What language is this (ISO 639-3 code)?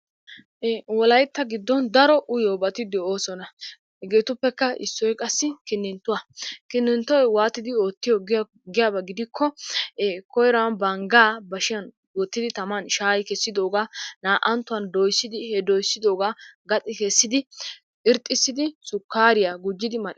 wal